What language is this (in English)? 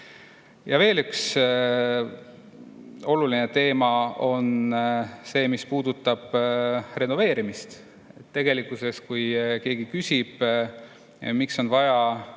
Estonian